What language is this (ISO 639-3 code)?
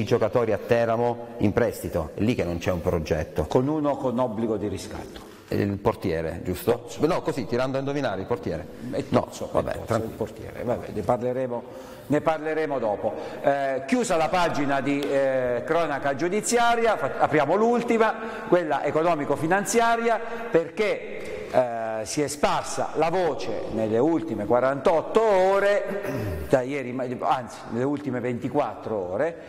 ita